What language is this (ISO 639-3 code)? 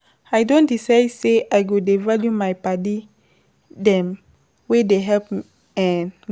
pcm